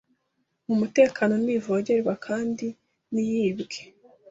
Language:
Kinyarwanda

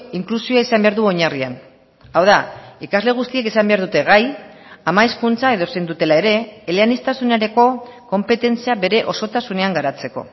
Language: Basque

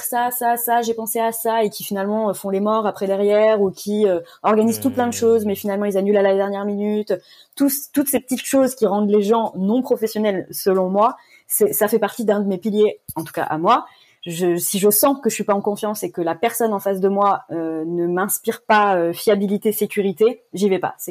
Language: French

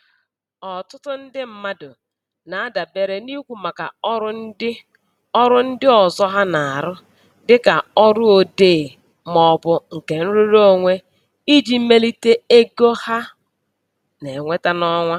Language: Igbo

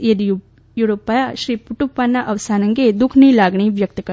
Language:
Gujarati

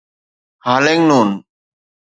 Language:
Sindhi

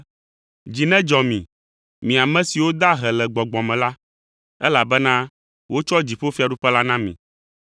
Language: Ewe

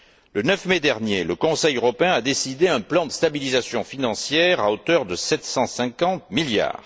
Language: French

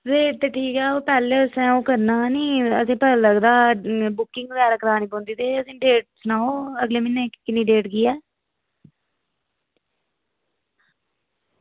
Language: Dogri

